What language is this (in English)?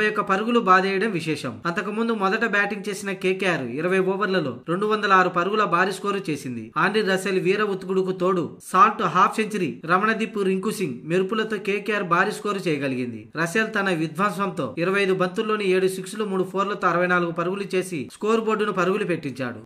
Telugu